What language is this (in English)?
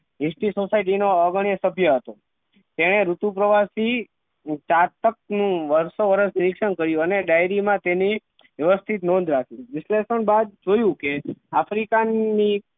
Gujarati